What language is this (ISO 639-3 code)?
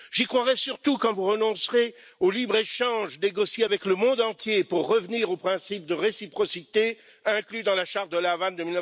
fra